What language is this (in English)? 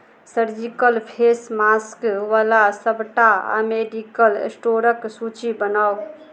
Maithili